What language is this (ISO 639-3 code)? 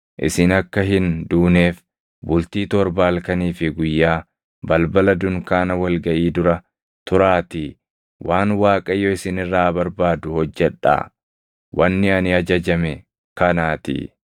orm